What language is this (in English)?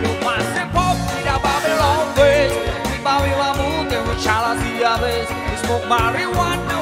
Filipino